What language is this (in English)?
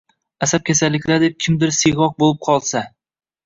Uzbek